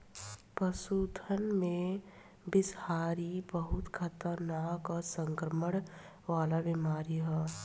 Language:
Bhojpuri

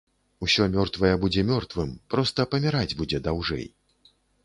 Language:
Belarusian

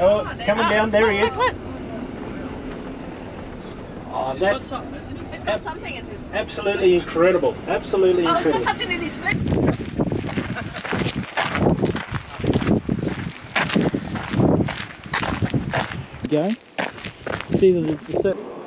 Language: English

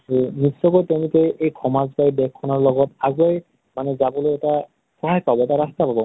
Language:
Assamese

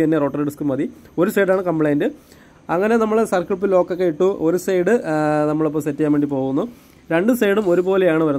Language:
English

